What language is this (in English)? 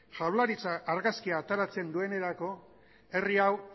Basque